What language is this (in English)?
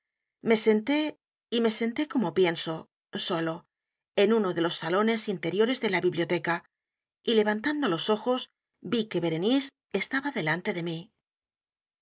Spanish